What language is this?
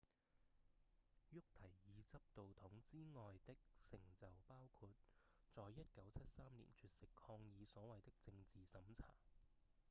Cantonese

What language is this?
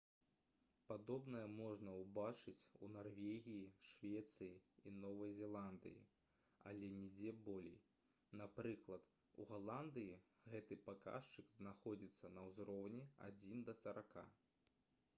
Belarusian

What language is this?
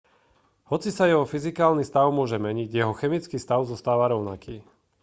Slovak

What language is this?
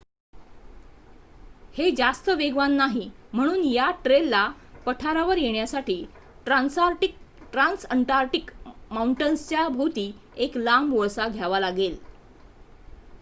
Marathi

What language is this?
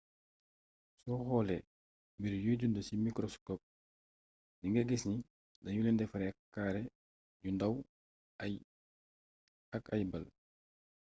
Wolof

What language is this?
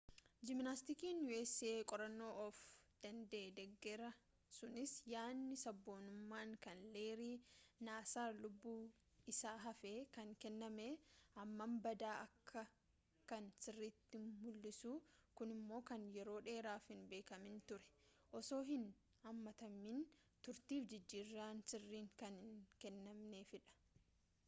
Oromo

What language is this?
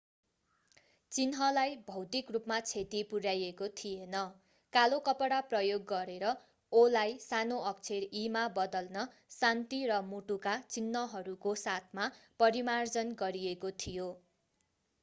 Nepali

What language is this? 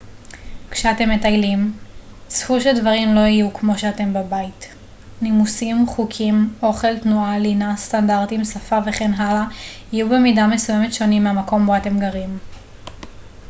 Hebrew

